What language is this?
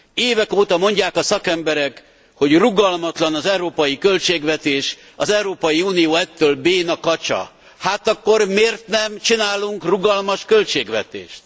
Hungarian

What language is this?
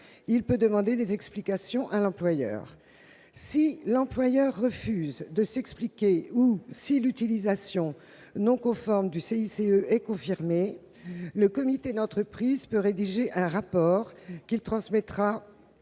French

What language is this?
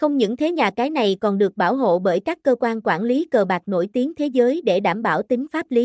Vietnamese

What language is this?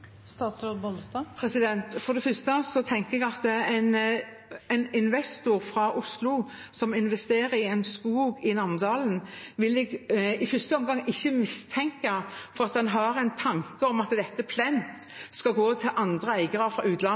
Norwegian Bokmål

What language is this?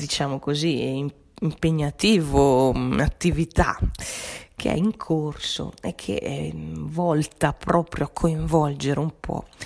Italian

